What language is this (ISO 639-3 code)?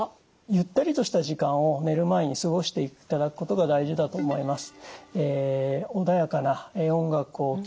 jpn